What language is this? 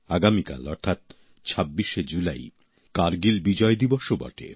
Bangla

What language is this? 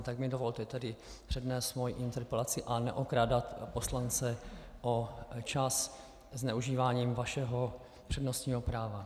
Czech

